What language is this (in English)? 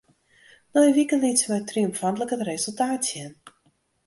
Western Frisian